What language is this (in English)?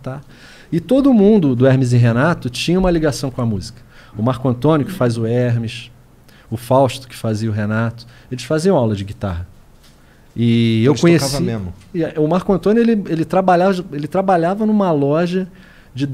Portuguese